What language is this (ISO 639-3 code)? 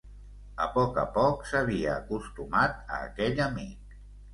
cat